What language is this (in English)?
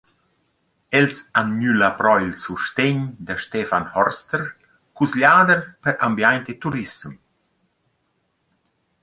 Romansh